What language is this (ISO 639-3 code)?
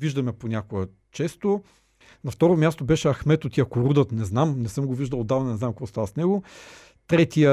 bul